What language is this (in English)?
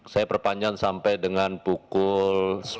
Indonesian